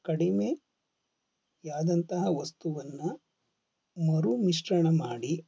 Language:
Kannada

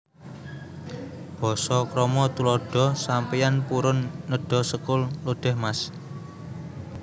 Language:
Javanese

